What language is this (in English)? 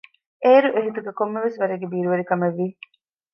Divehi